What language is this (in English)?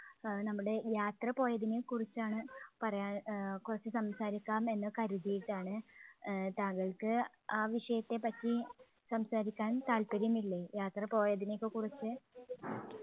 Malayalam